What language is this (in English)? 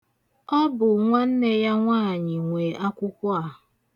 Igbo